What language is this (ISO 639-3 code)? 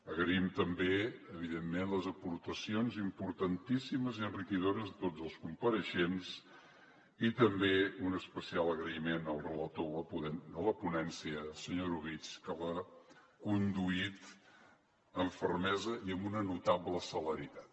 cat